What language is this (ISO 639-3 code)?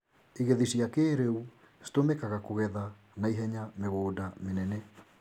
kik